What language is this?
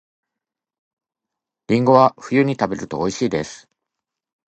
Japanese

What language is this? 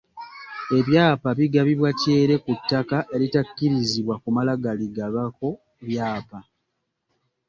Ganda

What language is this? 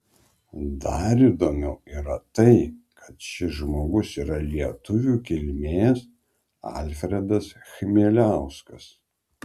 Lithuanian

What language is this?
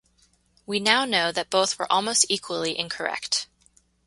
English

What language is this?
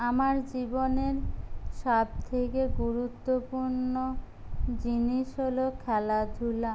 Bangla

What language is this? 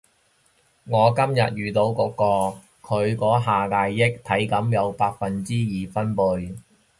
Cantonese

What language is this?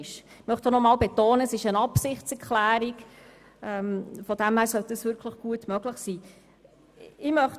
Swiss German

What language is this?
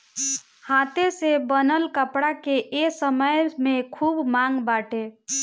Bhojpuri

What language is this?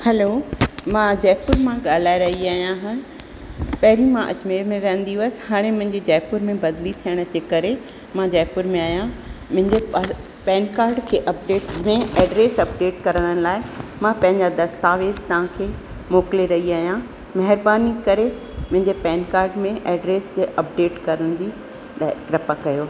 Sindhi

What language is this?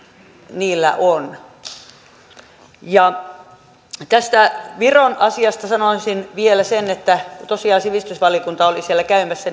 Finnish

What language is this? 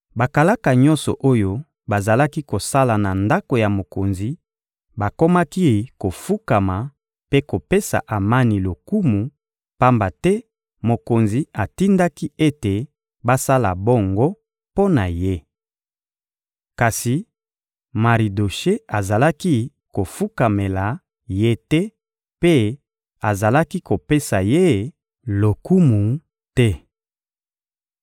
Lingala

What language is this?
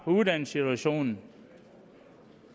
Danish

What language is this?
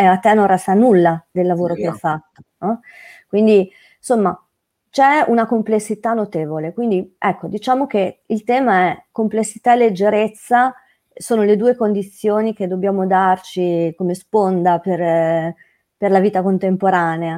Italian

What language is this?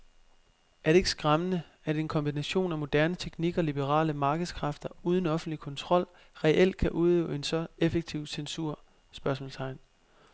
Danish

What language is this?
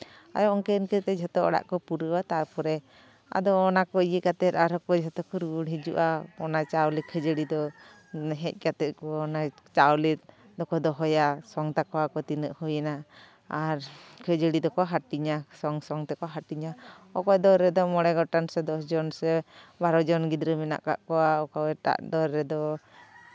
Santali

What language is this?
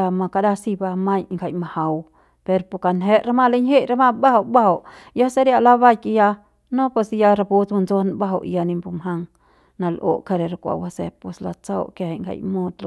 Central Pame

